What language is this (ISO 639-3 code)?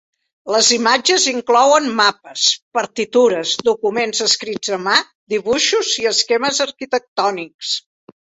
cat